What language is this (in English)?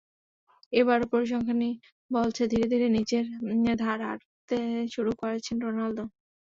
Bangla